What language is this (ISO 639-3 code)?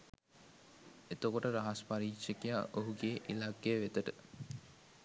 sin